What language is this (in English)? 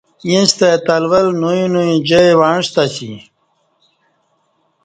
Kati